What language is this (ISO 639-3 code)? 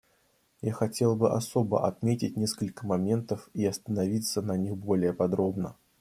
rus